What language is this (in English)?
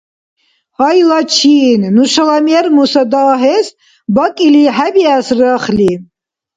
Dargwa